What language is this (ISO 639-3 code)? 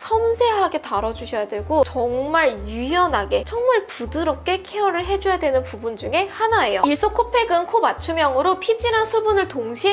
kor